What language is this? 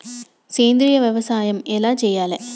Telugu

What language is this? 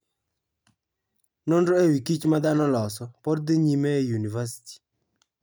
Luo (Kenya and Tanzania)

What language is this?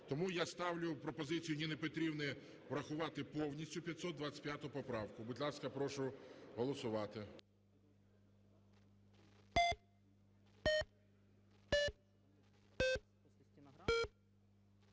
Ukrainian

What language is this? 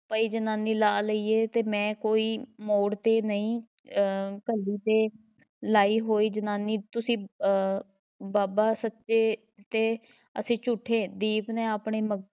Punjabi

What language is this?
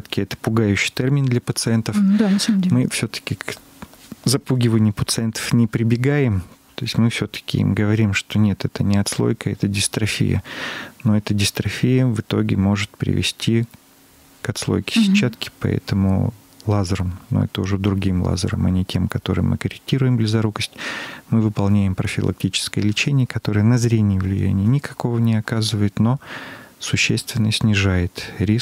Russian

